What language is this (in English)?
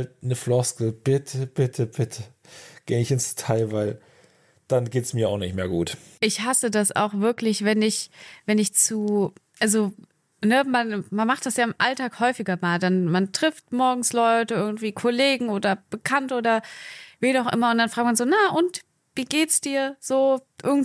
German